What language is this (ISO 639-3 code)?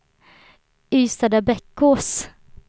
swe